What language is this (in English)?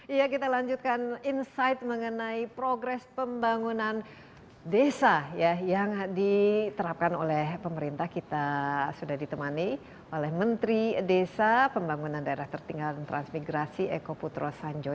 Indonesian